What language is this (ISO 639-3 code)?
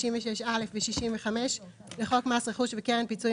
heb